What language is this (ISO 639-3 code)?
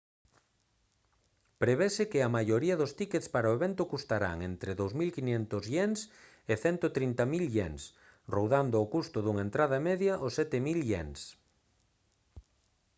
glg